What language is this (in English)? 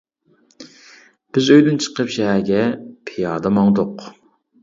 Uyghur